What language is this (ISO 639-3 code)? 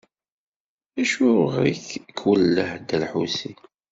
kab